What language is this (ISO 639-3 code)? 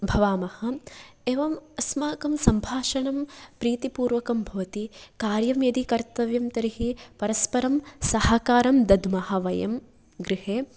san